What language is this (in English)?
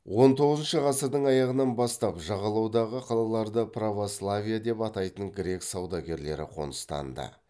Kazakh